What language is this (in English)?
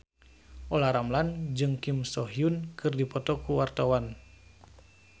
Sundanese